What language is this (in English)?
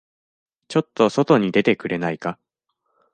Japanese